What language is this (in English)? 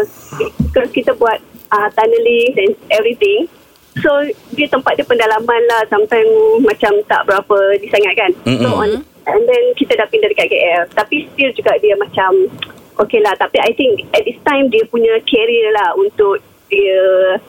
Malay